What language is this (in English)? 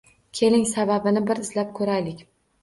Uzbek